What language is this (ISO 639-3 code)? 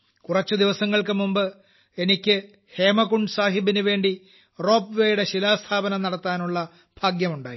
mal